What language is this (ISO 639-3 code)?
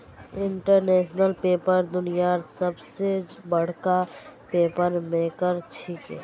mag